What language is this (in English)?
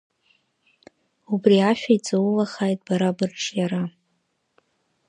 Abkhazian